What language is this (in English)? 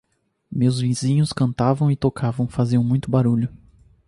Portuguese